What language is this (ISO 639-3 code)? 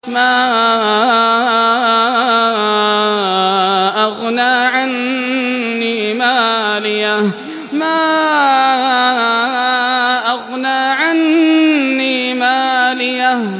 ara